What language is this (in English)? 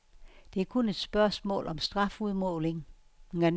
Danish